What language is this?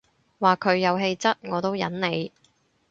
Cantonese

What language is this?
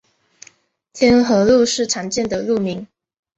Chinese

